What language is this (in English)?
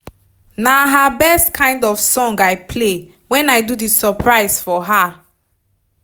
Nigerian Pidgin